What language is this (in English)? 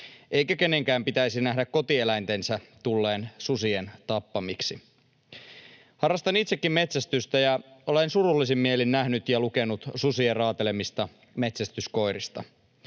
Finnish